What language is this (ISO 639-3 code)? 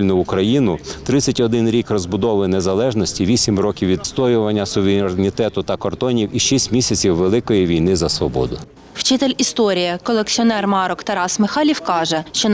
ukr